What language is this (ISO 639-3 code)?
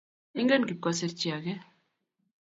kln